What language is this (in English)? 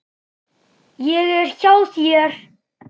Icelandic